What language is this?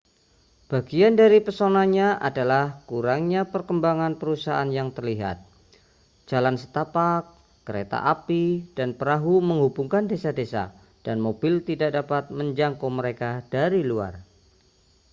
Indonesian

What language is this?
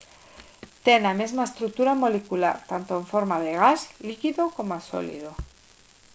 Galician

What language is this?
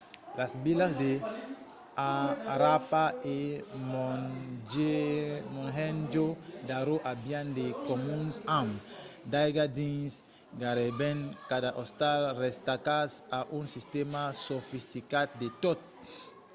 Occitan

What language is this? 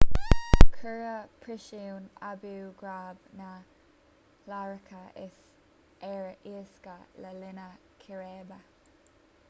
Irish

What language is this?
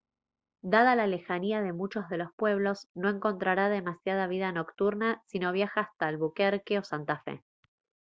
Spanish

